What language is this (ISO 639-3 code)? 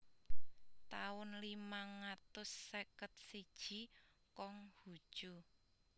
jav